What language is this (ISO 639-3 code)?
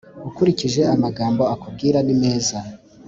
kin